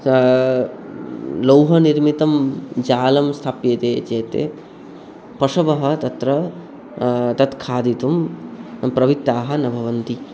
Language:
Sanskrit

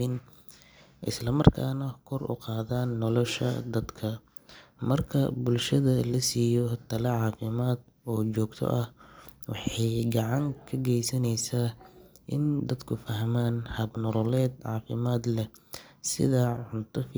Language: Somali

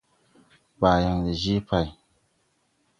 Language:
Tupuri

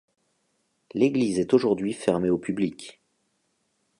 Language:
French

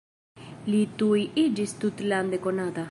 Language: Esperanto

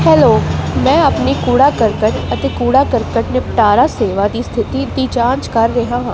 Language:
Punjabi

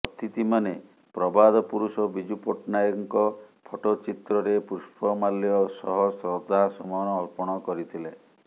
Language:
Odia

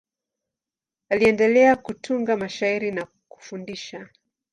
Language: Swahili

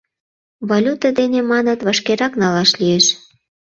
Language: Mari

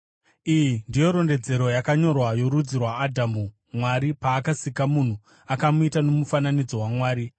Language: Shona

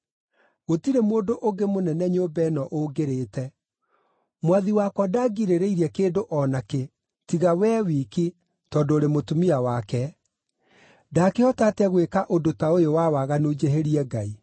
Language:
Kikuyu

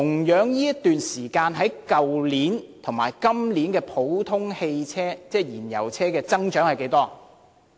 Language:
Cantonese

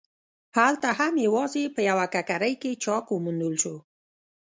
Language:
Pashto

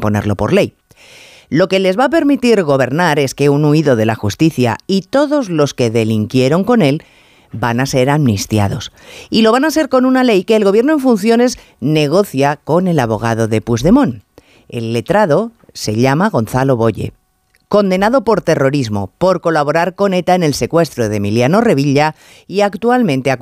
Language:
Spanish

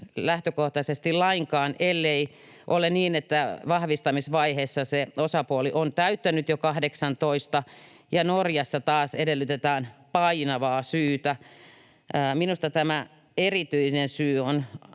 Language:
Finnish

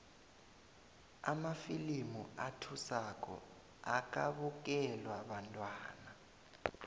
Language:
South Ndebele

